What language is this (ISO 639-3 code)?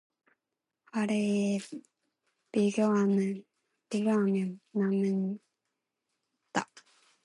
kor